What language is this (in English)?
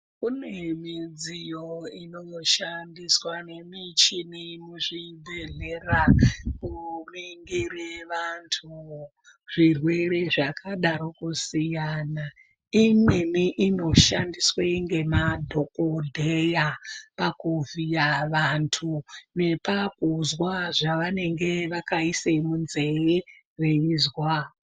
Ndau